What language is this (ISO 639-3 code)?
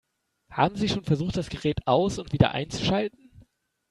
deu